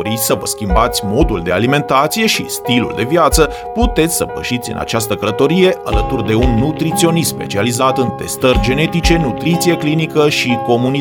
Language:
Romanian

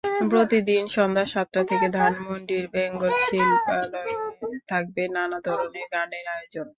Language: Bangla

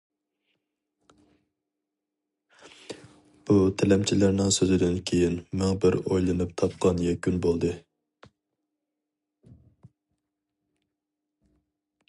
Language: Uyghur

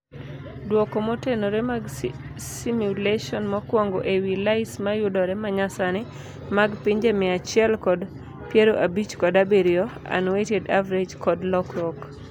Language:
Luo (Kenya and Tanzania)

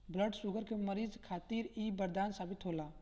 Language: Bhojpuri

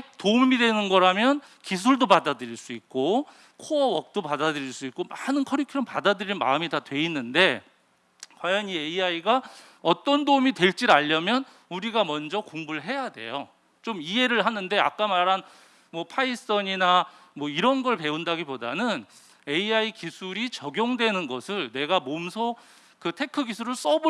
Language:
Korean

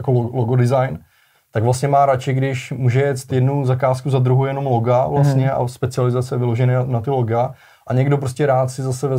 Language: Czech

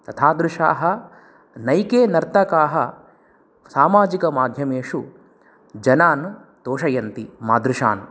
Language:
Sanskrit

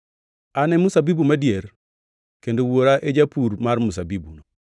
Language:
Luo (Kenya and Tanzania)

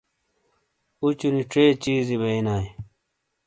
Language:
Shina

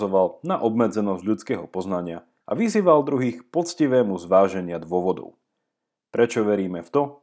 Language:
Slovak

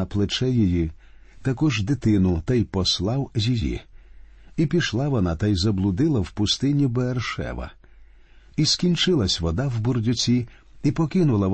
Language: Ukrainian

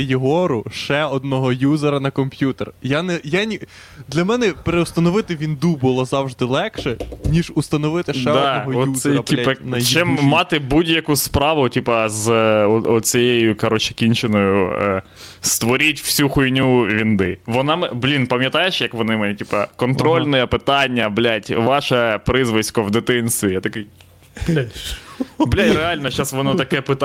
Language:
Ukrainian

